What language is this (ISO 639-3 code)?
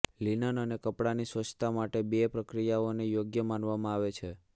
guj